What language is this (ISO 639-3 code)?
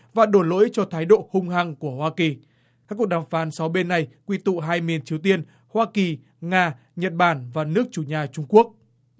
vie